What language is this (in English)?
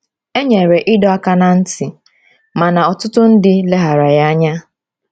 Igbo